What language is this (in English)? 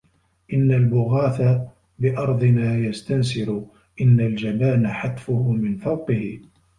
Arabic